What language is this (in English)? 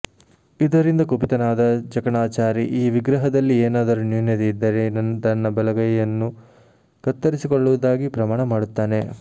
Kannada